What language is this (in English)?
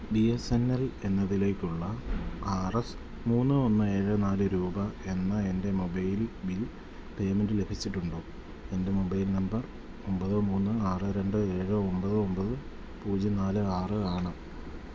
Malayalam